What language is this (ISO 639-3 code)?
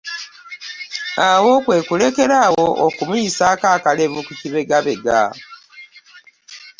lug